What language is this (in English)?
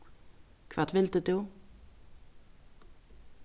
Faroese